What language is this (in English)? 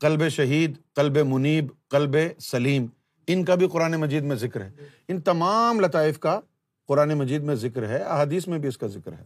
Urdu